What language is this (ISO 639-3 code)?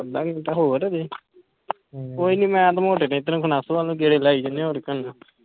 pan